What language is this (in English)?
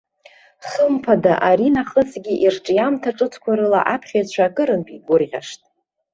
Abkhazian